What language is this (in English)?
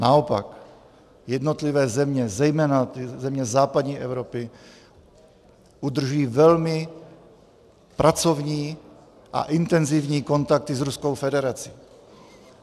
Czech